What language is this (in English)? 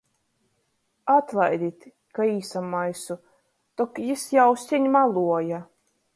Latgalian